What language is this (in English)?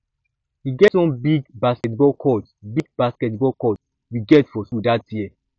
Nigerian Pidgin